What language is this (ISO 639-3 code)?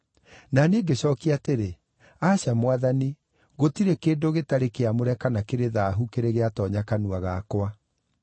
kik